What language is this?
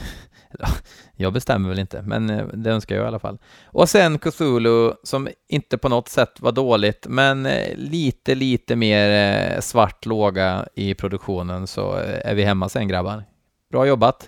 Swedish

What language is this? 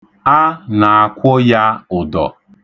Igbo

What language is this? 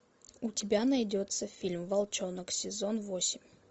Russian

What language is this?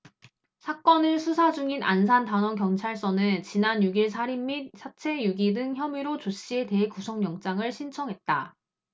Korean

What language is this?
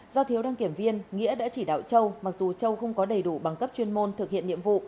Vietnamese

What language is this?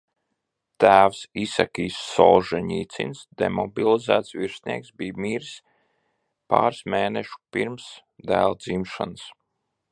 Latvian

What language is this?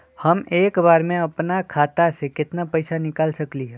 Magahi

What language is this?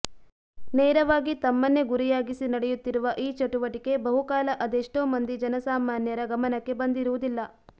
Kannada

